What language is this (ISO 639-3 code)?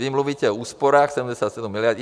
ces